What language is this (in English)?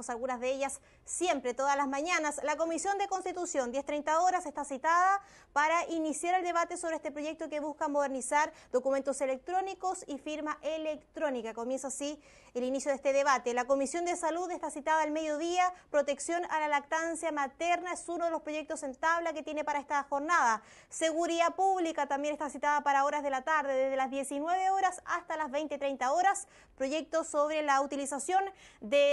Spanish